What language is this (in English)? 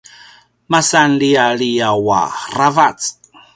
Paiwan